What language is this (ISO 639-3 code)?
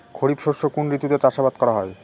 ben